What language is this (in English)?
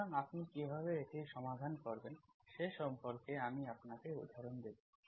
Bangla